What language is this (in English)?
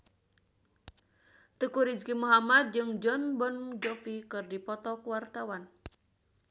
Sundanese